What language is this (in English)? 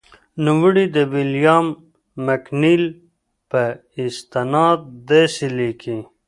Pashto